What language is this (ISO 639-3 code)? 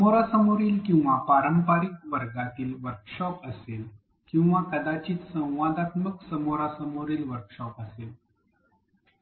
mar